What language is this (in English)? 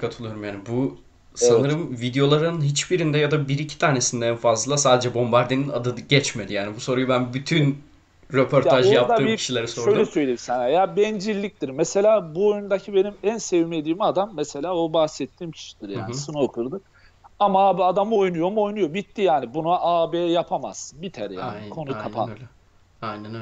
Turkish